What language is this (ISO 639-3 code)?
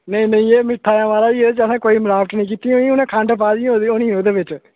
doi